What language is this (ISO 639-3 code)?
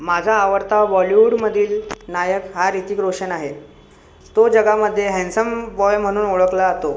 mar